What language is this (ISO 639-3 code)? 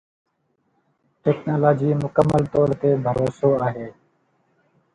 snd